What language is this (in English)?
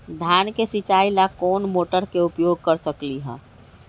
Magahi